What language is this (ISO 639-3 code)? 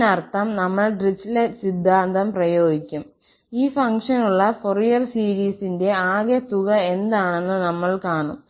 mal